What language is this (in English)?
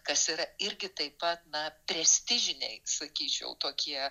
Lithuanian